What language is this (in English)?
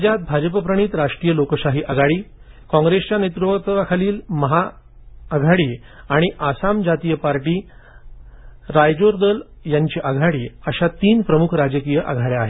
Marathi